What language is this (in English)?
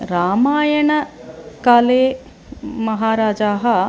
Sanskrit